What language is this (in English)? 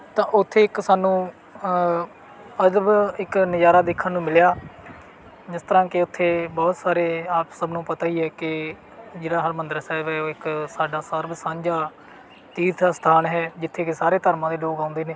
Punjabi